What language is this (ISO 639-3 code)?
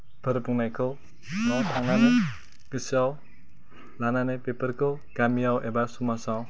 brx